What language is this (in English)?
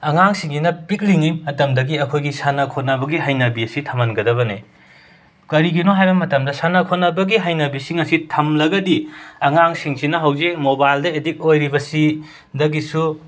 Manipuri